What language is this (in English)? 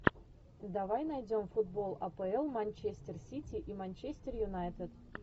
Russian